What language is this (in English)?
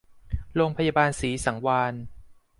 Thai